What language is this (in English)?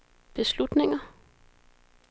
Danish